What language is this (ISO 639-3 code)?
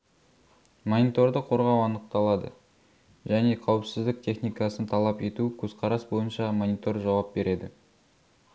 kaz